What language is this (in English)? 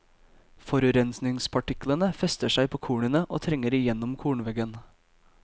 Norwegian